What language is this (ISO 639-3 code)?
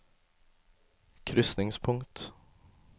nor